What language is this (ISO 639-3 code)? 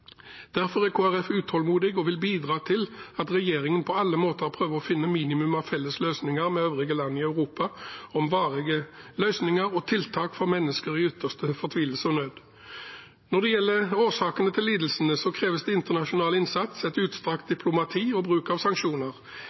nob